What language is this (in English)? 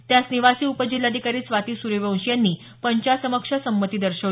Marathi